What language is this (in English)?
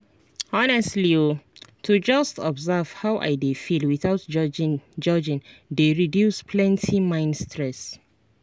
Nigerian Pidgin